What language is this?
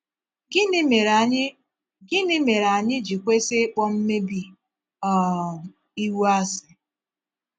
Igbo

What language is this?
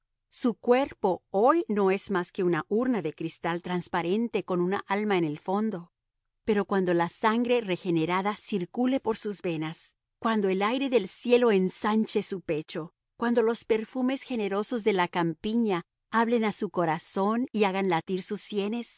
Spanish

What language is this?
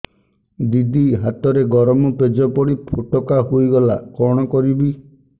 Odia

